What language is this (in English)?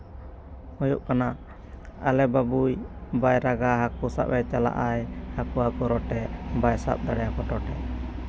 Santali